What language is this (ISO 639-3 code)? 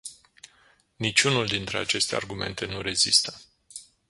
ron